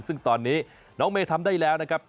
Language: Thai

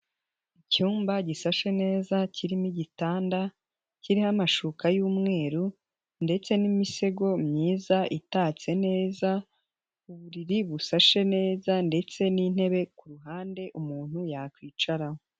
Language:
Kinyarwanda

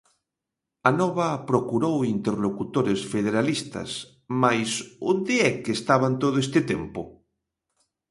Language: Galician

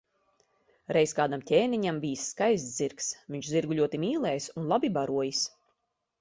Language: Latvian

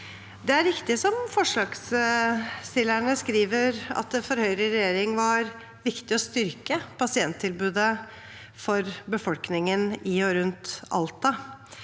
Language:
Norwegian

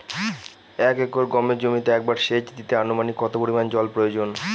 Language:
Bangla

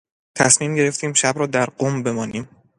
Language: Persian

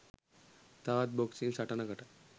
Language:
Sinhala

